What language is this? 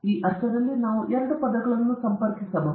Kannada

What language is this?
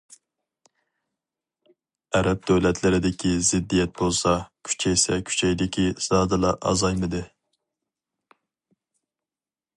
Uyghur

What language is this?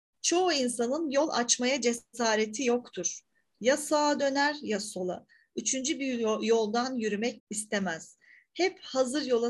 Turkish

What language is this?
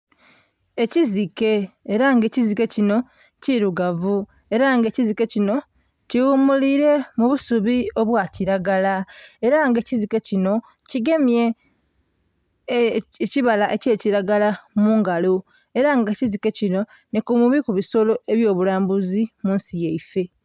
Soga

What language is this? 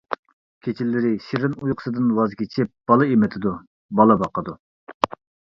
Uyghur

